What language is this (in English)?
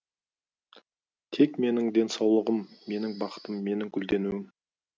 Kazakh